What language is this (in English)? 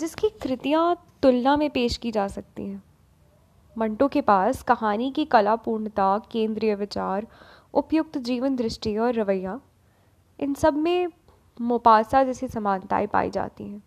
Hindi